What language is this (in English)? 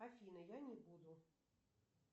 Russian